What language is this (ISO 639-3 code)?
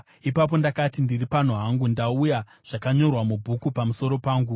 sna